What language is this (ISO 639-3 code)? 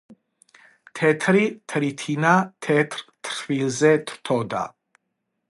kat